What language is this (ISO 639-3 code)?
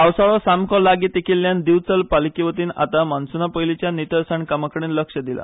kok